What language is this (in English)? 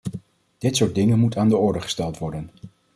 Dutch